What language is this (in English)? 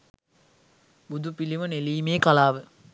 Sinhala